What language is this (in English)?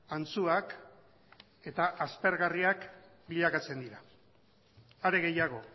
Basque